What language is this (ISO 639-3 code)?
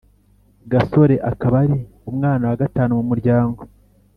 kin